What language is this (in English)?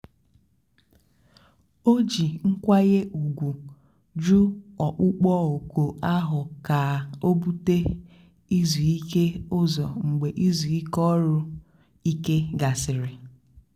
Igbo